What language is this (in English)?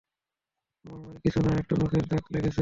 Bangla